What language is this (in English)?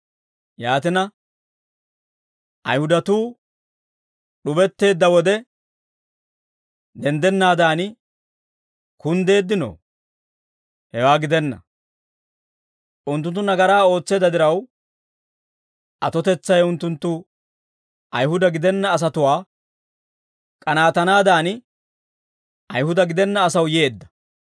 Dawro